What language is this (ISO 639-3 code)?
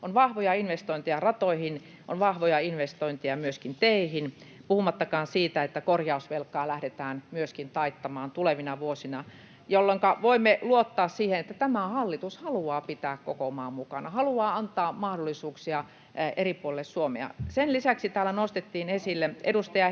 fin